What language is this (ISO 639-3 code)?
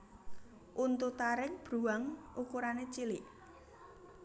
jav